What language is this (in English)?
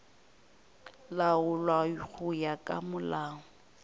Northern Sotho